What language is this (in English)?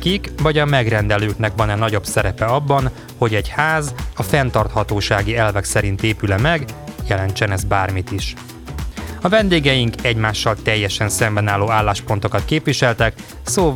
Hungarian